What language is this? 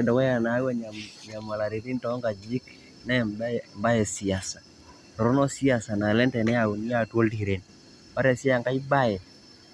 Masai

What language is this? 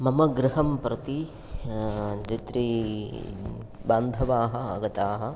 Sanskrit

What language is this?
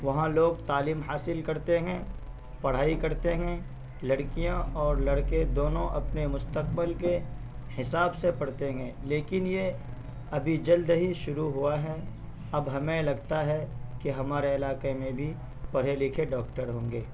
Urdu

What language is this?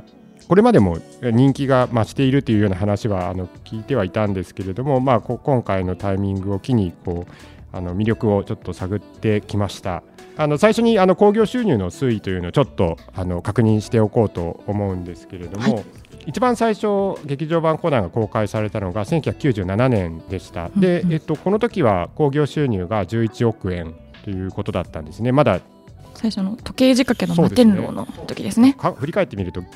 Japanese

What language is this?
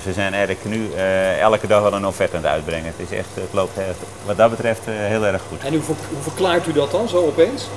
Dutch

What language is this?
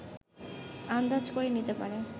Bangla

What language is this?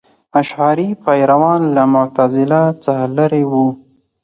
Pashto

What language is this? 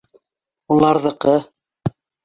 Bashkir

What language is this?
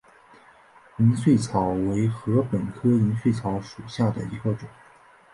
Chinese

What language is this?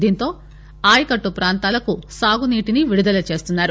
Telugu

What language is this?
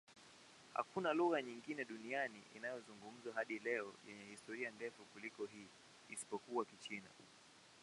Swahili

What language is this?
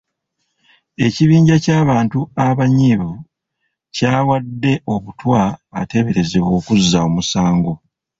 Ganda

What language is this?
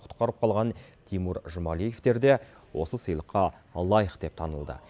Kazakh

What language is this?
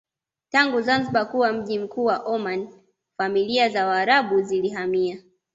Swahili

